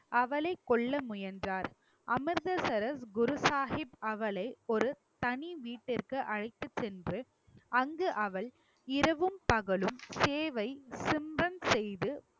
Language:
Tamil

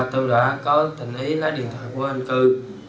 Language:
Vietnamese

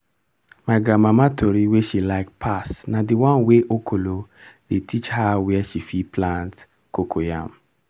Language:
Nigerian Pidgin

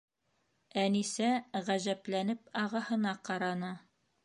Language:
Bashkir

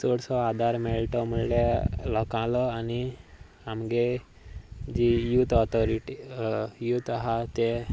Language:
Konkani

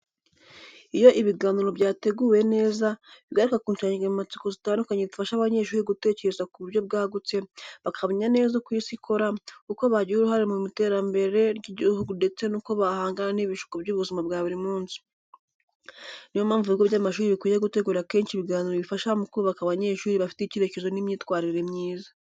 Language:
Kinyarwanda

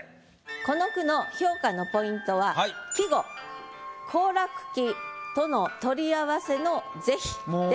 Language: Japanese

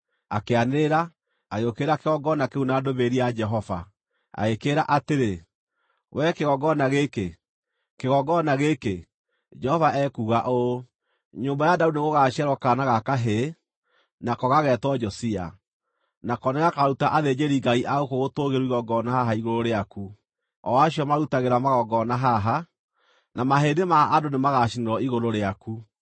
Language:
Kikuyu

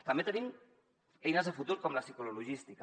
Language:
Catalan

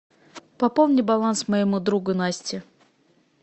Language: Russian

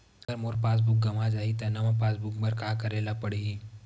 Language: Chhattisgarhi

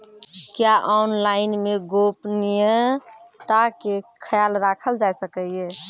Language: Maithili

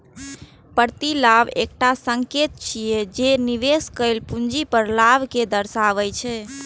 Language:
Maithili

